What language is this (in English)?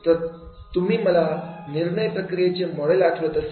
Marathi